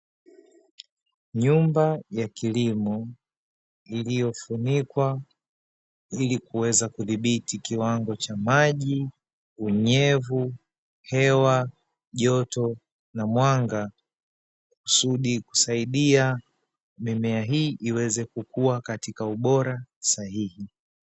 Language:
Swahili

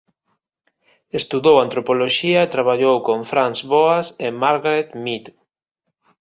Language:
Galician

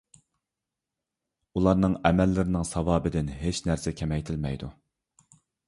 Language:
Uyghur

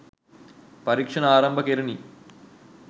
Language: Sinhala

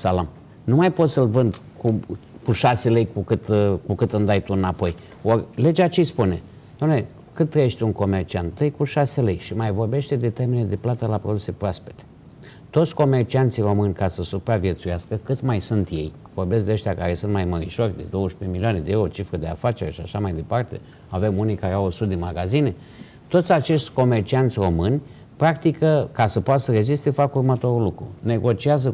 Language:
Romanian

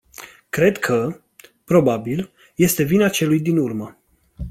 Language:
Romanian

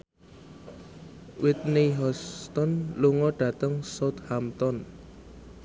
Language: Javanese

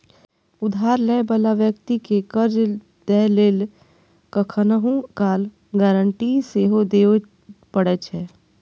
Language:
Maithili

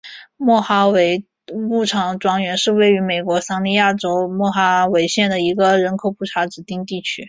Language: Chinese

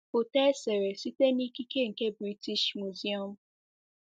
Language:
Igbo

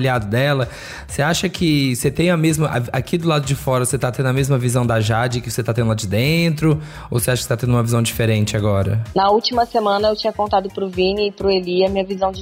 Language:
Portuguese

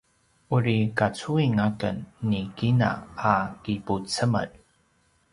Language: Paiwan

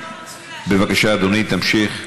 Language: Hebrew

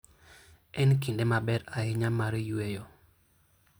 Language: Luo (Kenya and Tanzania)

